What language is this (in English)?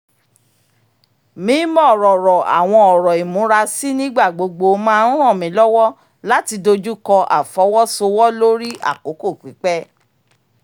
Yoruba